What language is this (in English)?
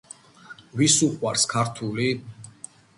Georgian